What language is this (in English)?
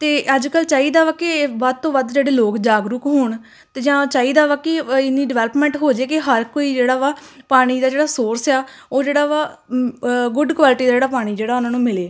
Punjabi